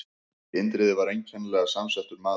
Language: Icelandic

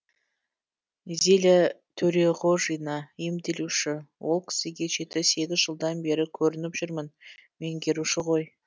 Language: Kazakh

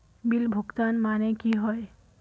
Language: Magahi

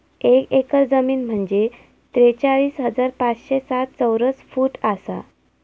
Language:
Marathi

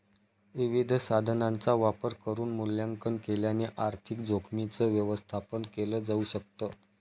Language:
Marathi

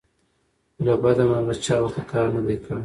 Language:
Pashto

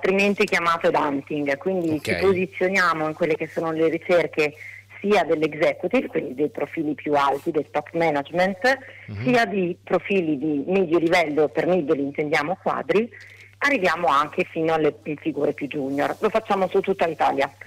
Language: Italian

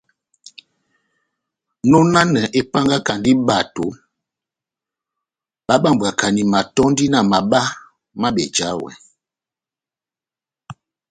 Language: Batanga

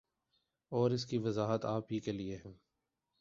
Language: Urdu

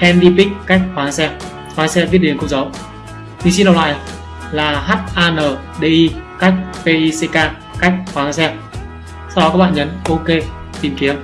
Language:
Vietnamese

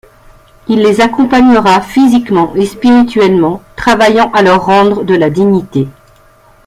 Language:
French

